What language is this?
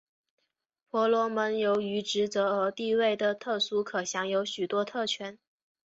Chinese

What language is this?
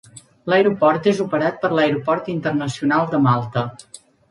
Catalan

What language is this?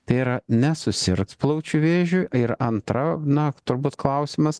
Lithuanian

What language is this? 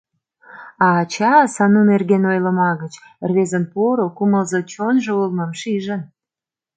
Mari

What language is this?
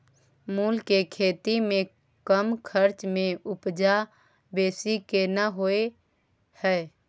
Maithili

